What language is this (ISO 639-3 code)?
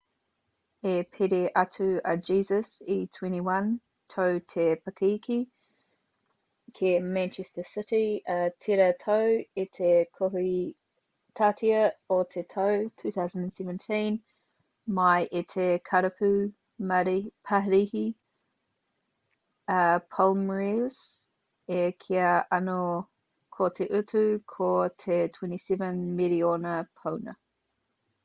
mri